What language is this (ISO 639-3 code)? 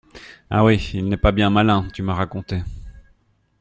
fra